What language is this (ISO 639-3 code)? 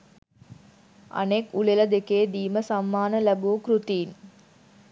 sin